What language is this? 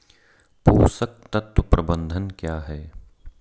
Hindi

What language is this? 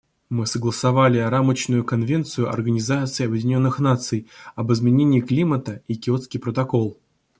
Russian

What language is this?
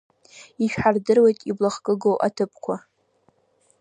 Abkhazian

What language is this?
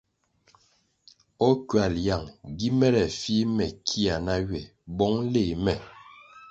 Kwasio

